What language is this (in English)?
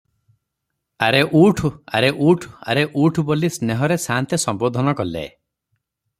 Odia